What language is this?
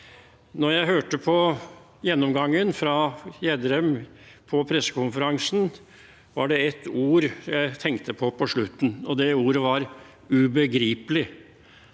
Norwegian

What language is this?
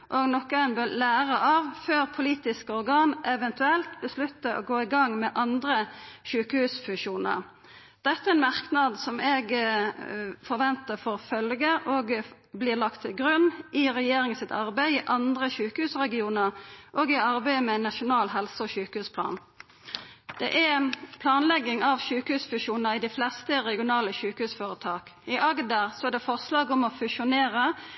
Norwegian Nynorsk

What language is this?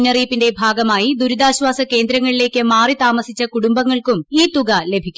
Malayalam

